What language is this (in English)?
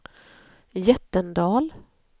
Swedish